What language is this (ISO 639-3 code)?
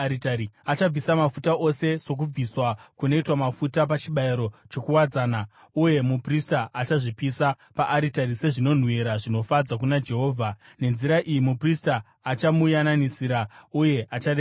sna